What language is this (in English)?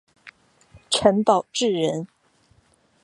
Chinese